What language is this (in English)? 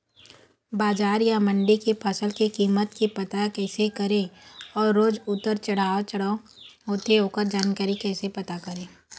Chhattisgarhi